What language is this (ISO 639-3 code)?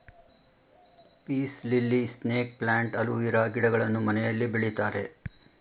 kan